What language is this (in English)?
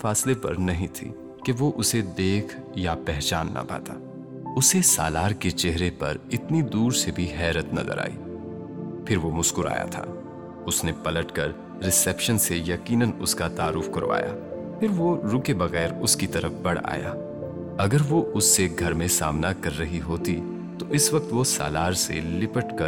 Urdu